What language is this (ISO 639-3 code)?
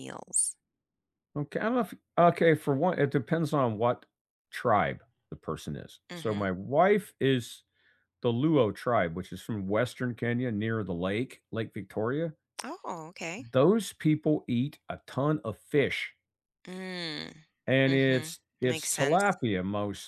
eng